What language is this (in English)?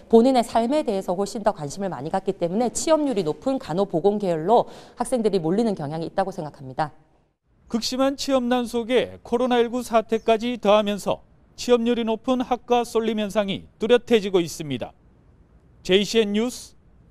Korean